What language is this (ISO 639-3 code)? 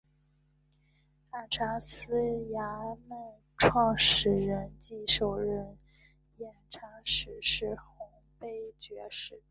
zho